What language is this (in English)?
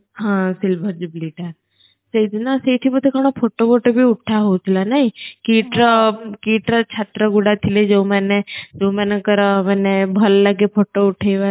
Odia